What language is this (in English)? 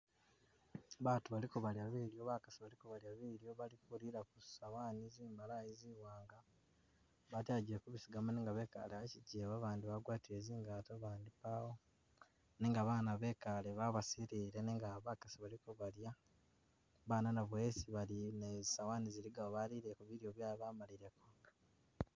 Masaaba